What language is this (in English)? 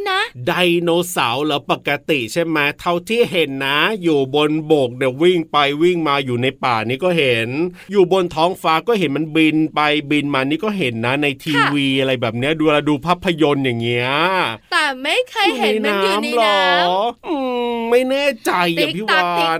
Thai